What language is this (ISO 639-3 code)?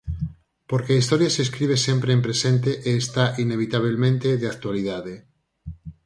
glg